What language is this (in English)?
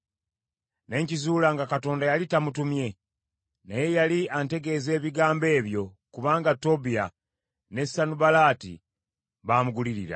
Ganda